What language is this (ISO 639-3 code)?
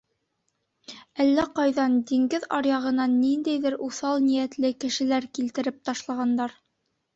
bak